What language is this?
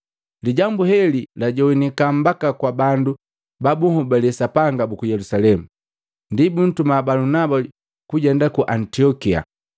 Matengo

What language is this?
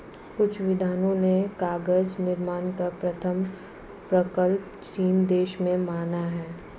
Hindi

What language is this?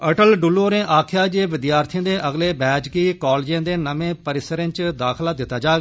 Dogri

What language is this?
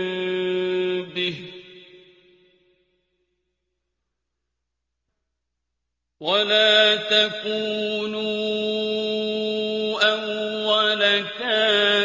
Arabic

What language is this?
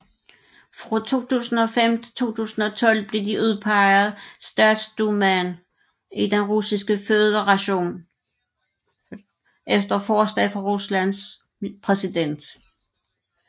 Danish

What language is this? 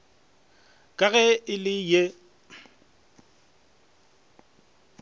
Northern Sotho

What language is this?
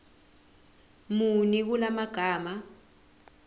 Zulu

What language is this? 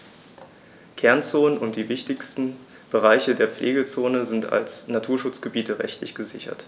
German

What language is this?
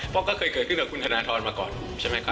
Thai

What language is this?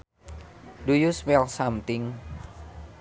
Sundanese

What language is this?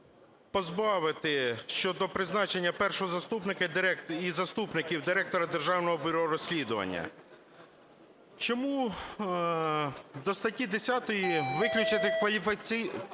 Ukrainian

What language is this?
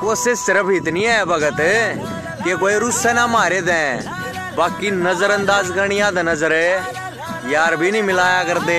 Hindi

